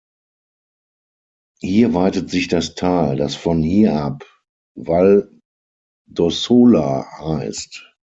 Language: German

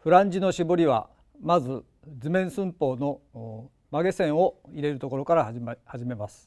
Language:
Japanese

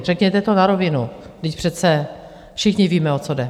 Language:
Czech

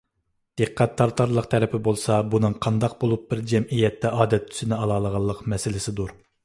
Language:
Uyghur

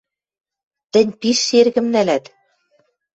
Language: Western Mari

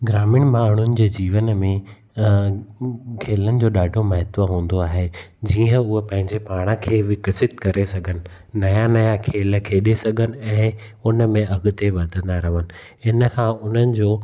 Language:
Sindhi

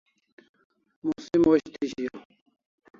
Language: Kalasha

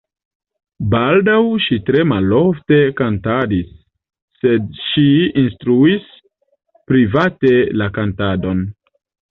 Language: Esperanto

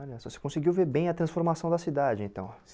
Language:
Portuguese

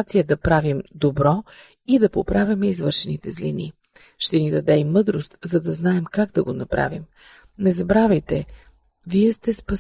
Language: Bulgarian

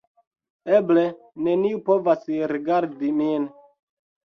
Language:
Esperanto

